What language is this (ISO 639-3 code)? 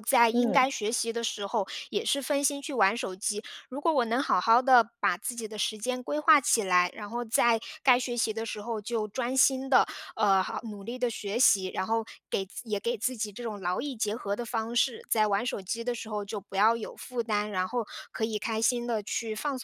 zho